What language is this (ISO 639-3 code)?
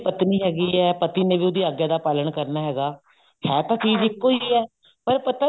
pan